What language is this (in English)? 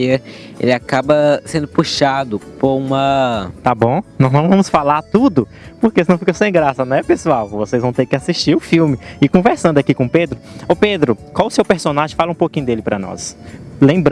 Portuguese